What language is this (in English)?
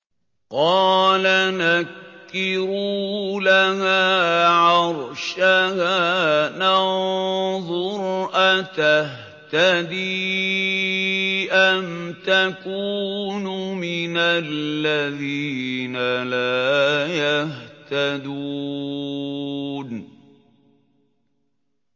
Arabic